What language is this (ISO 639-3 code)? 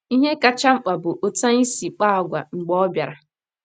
ibo